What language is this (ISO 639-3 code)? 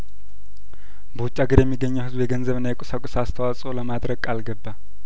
amh